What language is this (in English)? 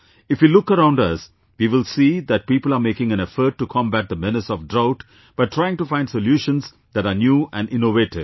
English